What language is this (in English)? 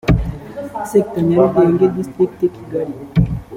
Kinyarwanda